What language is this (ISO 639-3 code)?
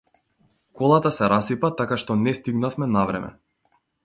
mkd